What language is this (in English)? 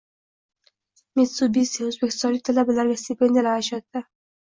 Uzbek